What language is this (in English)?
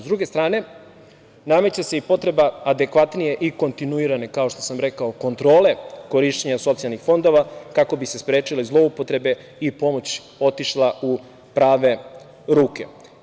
Serbian